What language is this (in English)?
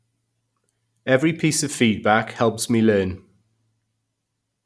English